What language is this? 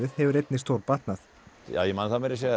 Icelandic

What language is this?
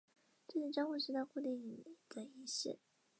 Chinese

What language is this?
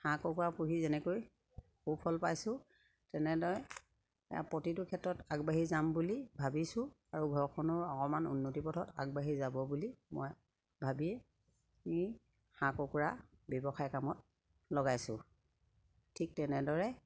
Assamese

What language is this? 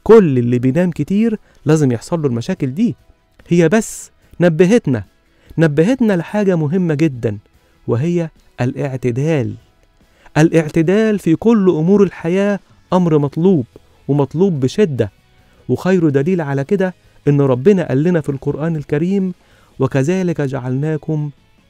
Arabic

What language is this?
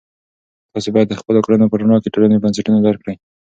Pashto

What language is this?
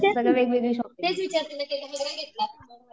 Marathi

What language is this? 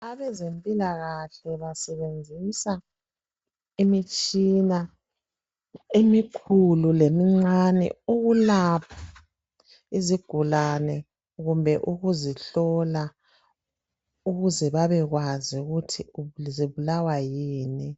North Ndebele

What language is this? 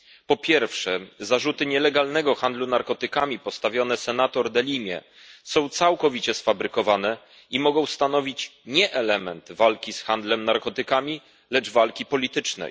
Polish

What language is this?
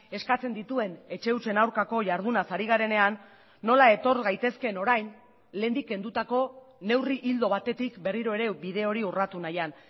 Basque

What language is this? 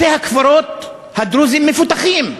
Hebrew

